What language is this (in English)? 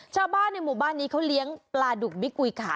Thai